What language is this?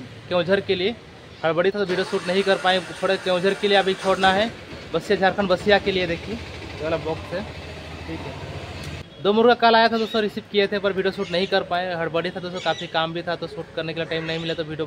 Hindi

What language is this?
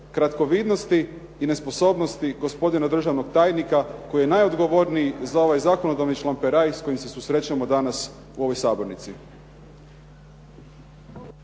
Croatian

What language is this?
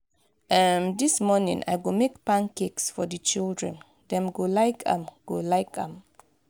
Nigerian Pidgin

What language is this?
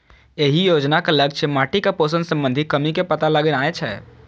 Maithili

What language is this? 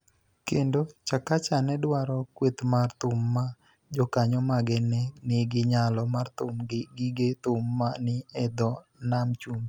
Luo (Kenya and Tanzania)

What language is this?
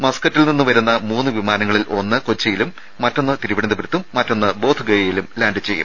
Malayalam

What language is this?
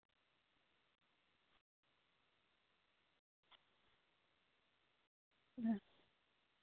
Santali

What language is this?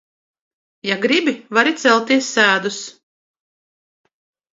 Latvian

